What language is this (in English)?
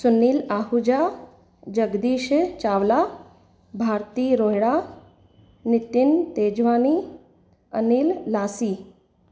Sindhi